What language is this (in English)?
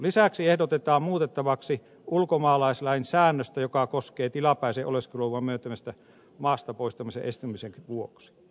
Finnish